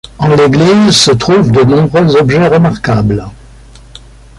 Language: French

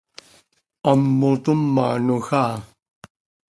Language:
Seri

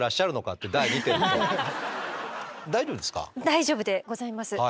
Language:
Japanese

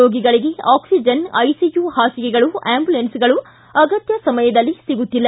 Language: Kannada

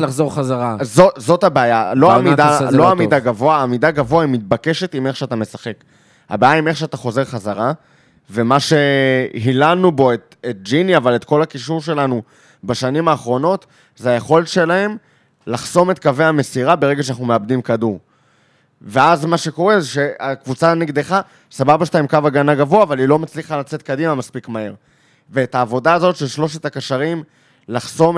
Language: Hebrew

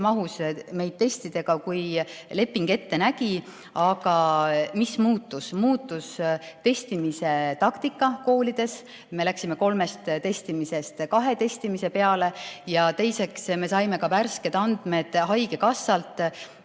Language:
Estonian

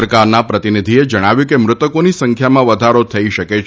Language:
Gujarati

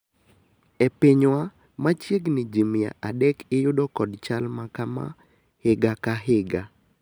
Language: Luo (Kenya and Tanzania)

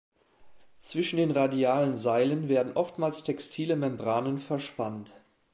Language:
German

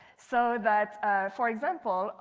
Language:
English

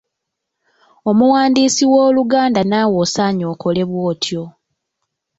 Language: Ganda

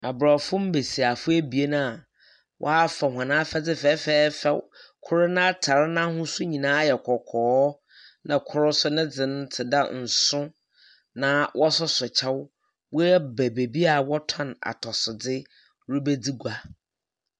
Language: Akan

